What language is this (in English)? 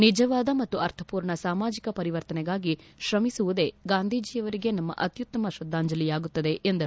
Kannada